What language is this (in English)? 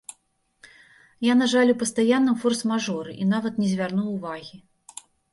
Belarusian